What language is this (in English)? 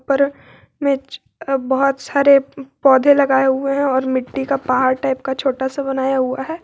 Hindi